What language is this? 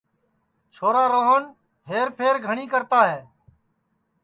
Sansi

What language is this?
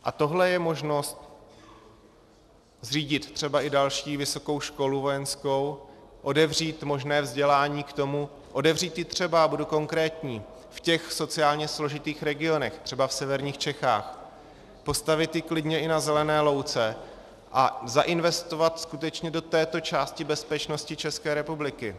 Czech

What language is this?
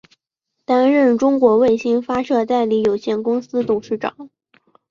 Chinese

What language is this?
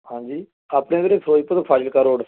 Punjabi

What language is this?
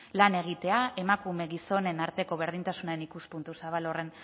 Basque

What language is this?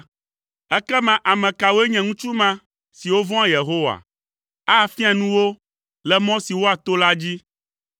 Ewe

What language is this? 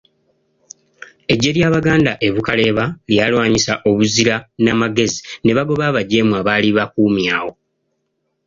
Ganda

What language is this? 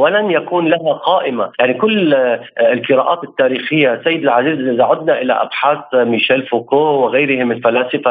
Arabic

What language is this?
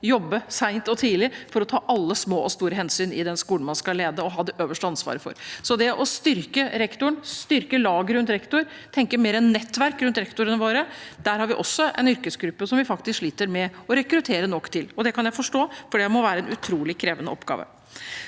Norwegian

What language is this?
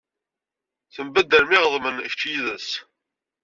Kabyle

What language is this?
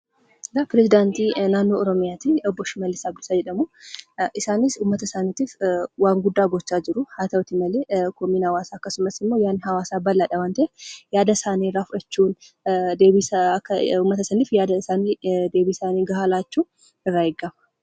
Oromo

